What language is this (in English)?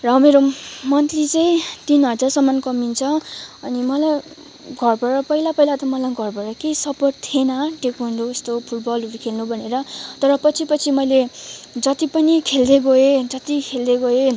Nepali